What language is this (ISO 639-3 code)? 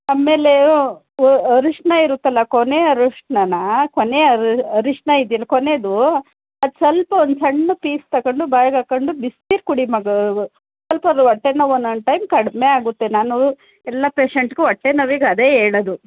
kan